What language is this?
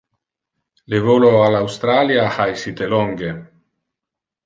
Interlingua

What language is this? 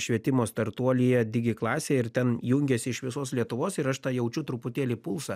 Lithuanian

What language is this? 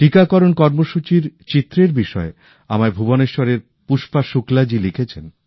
Bangla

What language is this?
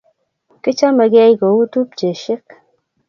Kalenjin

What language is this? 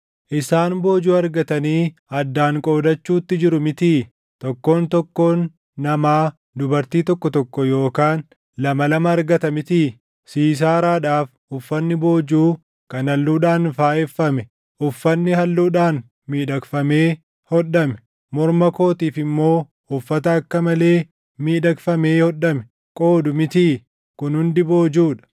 Oromo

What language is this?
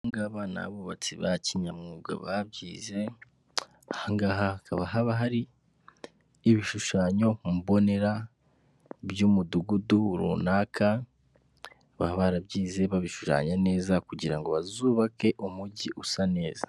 Kinyarwanda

